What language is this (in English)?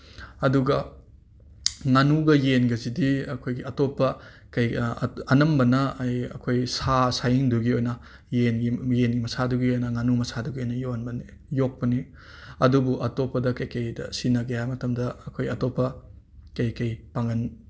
Manipuri